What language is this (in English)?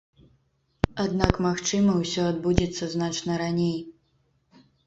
Belarusian